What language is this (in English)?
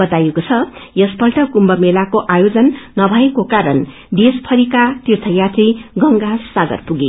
Nepali